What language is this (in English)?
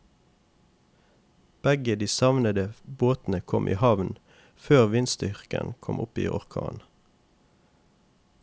Norwegian